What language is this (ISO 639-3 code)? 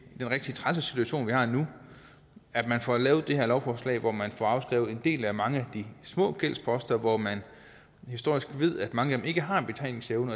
dan